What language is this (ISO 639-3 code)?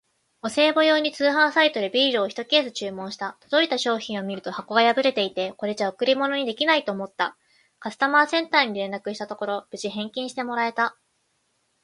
jpn